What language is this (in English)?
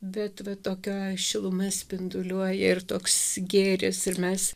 Lithuanian